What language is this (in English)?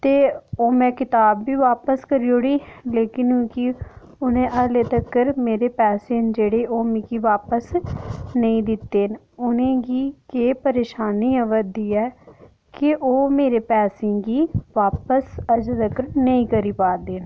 Dogri